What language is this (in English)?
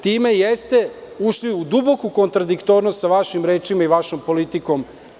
Serbian